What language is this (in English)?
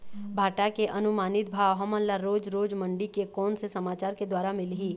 Chhattisgarhi